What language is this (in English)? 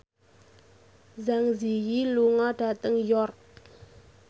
Javanese